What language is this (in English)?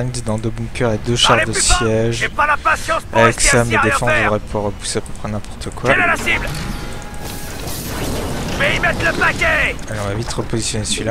French